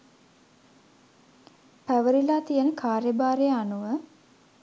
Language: Sinhala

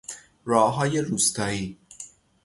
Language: Persian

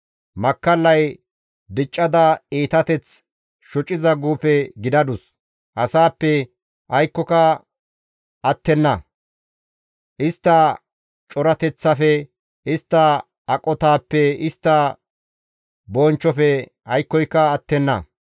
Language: Gamo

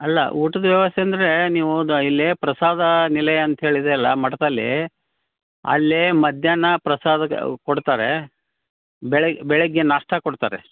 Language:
Kannada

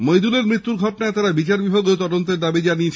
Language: Bangla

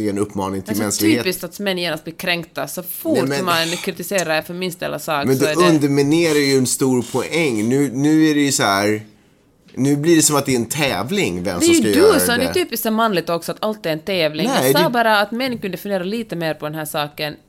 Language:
Swedish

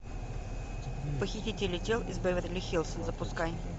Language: Russian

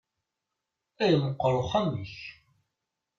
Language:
Kabyle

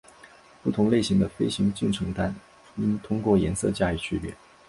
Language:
Chinese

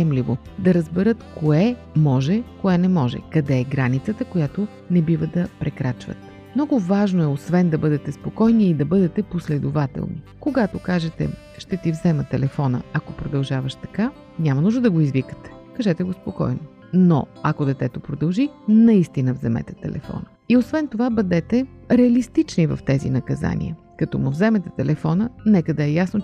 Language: Bulgarian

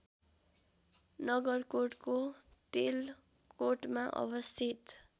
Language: Nepali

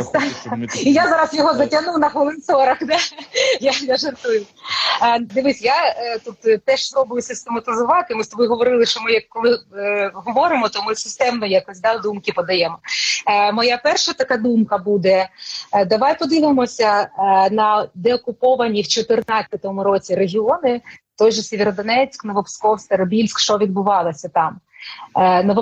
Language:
Ukrainian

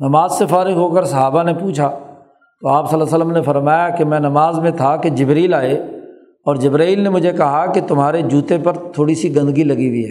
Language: Urdu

